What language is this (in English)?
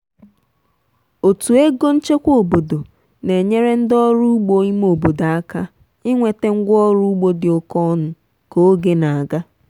Igbo